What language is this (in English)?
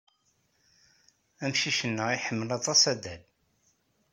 Kabyle